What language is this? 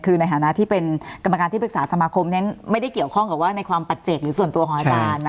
Thai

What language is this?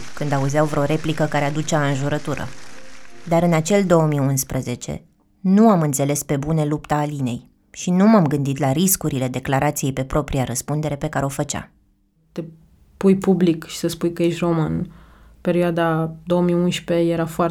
Romanian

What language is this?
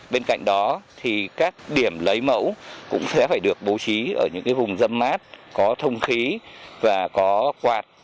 Vietnamese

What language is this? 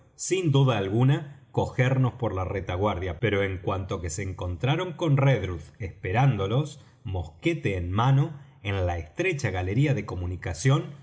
Spanish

